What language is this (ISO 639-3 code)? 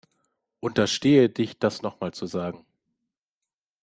deu